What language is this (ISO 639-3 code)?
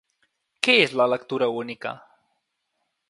cat